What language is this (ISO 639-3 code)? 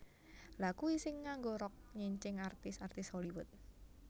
jav